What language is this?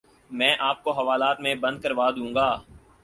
Urdu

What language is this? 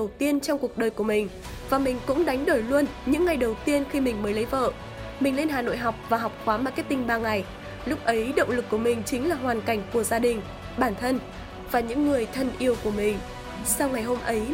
Vietnamese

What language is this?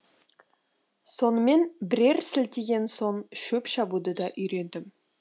Kazakh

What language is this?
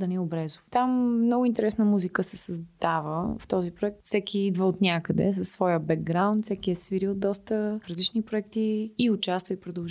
Bulgarian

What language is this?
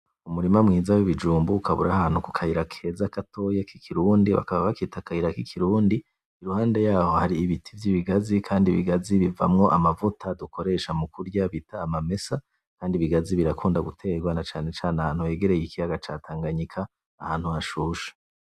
Rundi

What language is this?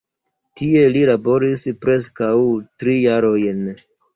Esperanto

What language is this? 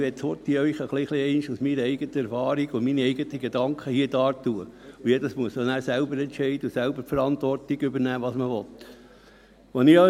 Swiss German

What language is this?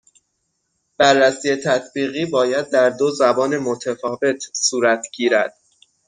Persian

